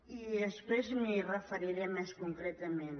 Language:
Catalan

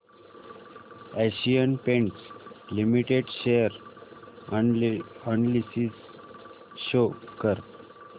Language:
Marathi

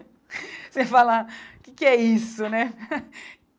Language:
Portuguese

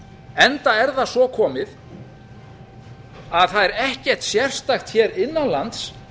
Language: Icelandic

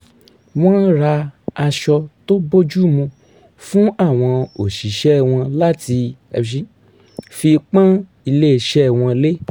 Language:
Yoruba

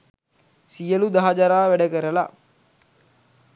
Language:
Sinhala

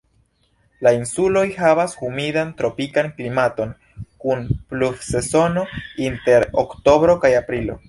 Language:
Esperanto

